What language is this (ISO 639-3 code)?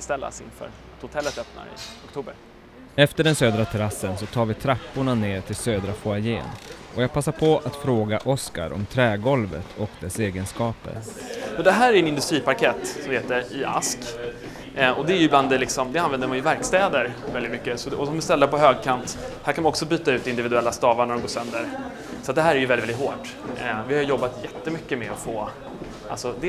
swe